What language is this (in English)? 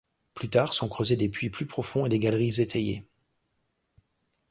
French